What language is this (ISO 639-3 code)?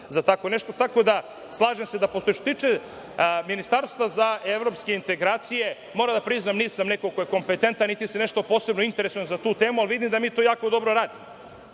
srp